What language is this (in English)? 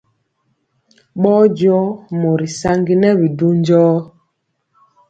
Mpiemo